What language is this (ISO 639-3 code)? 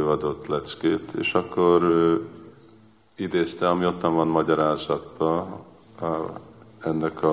hun